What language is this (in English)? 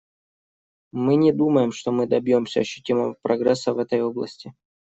Russian